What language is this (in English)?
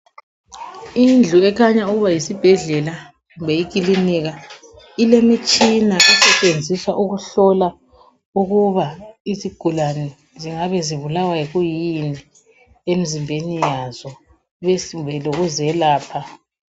North Ndebele